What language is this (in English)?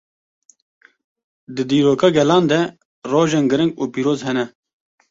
Kurdish